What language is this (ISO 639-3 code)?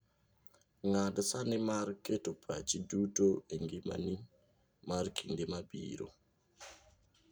luo